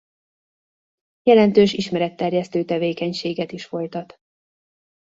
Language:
Hungarian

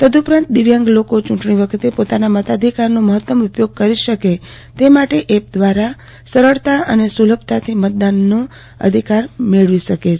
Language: Gujarati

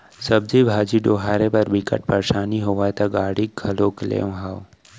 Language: Chhattisgarhi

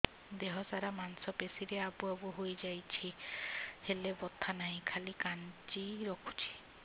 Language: Odia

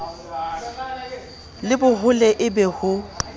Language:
Southern Sotho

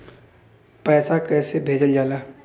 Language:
Bhojpuri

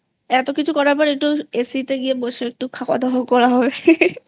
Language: Bangla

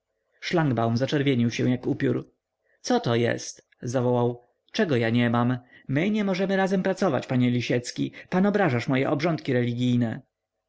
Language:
Polish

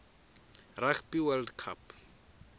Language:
Tsonga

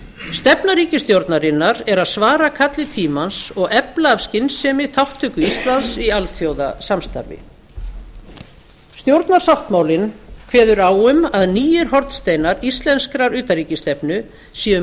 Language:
Icelandic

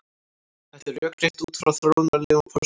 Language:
Icelandic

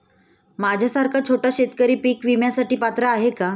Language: Marathi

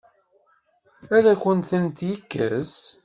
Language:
Kabyle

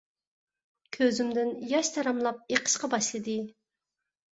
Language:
Uyghur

